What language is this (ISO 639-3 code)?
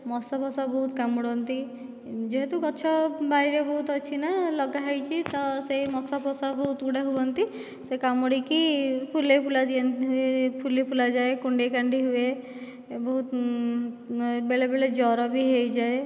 ori